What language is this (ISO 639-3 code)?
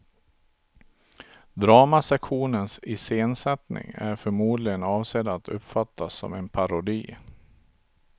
swe